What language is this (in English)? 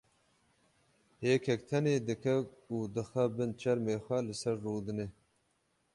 Kurdish